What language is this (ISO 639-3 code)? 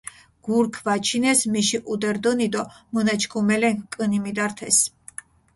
xmf